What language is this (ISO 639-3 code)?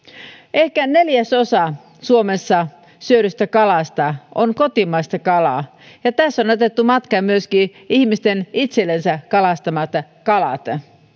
fin